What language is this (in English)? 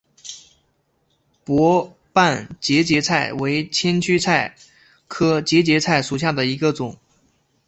Chinese